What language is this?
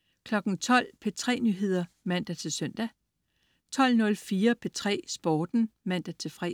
Danish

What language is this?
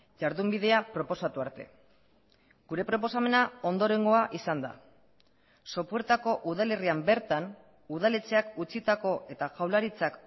Basque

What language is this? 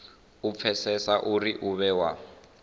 Venda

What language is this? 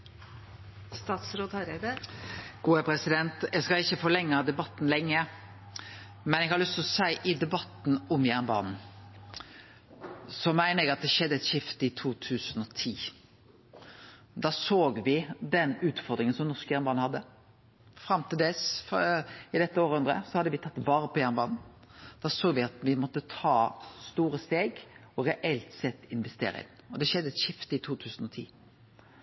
Norwegian Nynorsk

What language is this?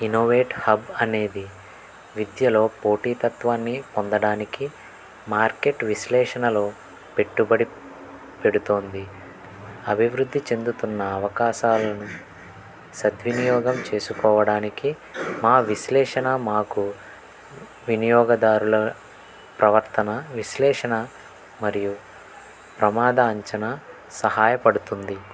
Telugu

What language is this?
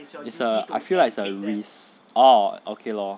English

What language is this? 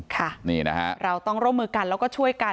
Thai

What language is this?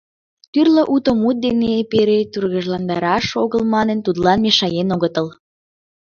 Mari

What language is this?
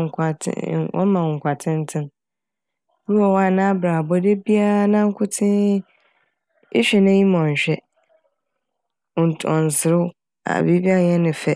Akan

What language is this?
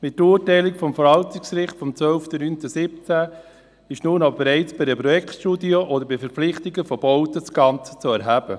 Swiss German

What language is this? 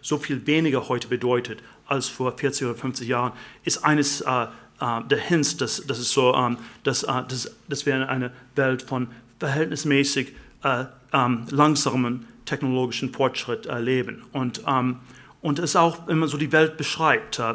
German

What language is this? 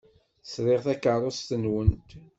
Kabyle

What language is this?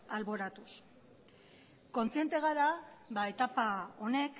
Basque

